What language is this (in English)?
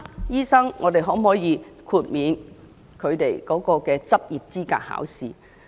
Cantonese